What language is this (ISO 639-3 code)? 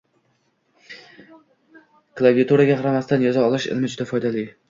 uzb